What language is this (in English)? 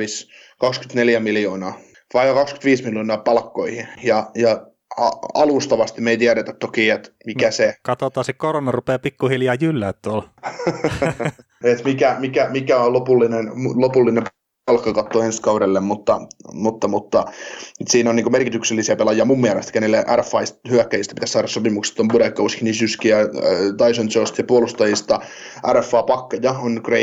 Finnish